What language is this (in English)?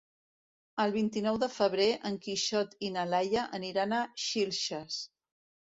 Catalan